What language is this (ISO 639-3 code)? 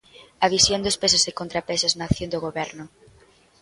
glg